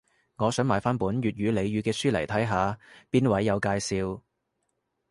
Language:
Cantonese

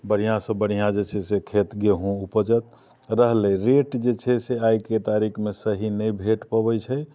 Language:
Maithili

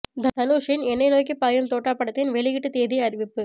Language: Tamil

